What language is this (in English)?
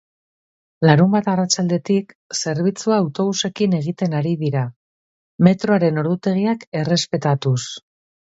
Basque